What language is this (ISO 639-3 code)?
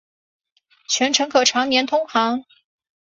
zho